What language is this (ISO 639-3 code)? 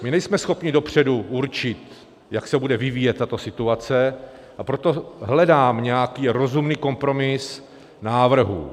ces